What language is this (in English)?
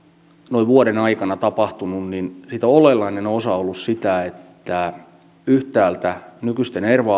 Finnish